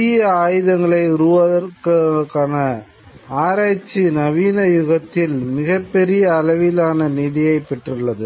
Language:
Tamil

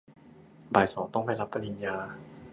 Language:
Thai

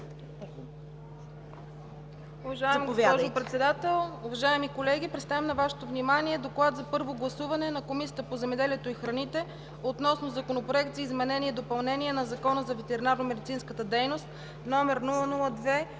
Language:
Bulgarian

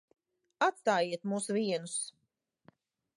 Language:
Latvian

